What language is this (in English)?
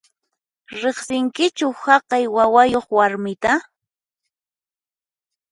Puno Quechua